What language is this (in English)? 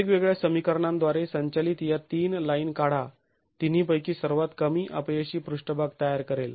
Marathi